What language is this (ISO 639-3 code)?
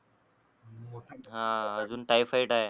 mar